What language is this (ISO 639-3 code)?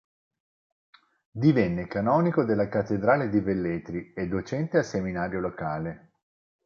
ita